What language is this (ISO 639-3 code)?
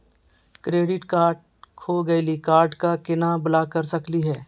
mag